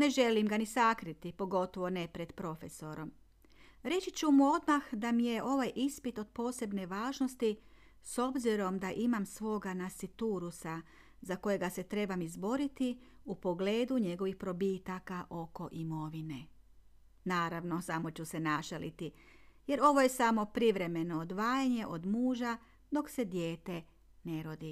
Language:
Croatian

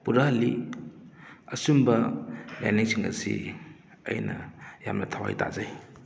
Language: Manipuri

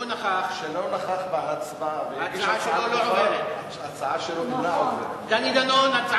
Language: Hebrew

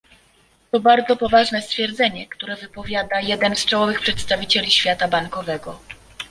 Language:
Polish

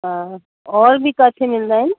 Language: Sindhi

